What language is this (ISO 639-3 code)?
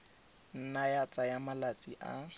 tsn